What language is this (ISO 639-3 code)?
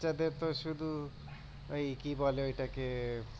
ben